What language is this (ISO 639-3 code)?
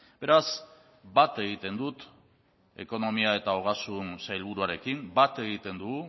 eus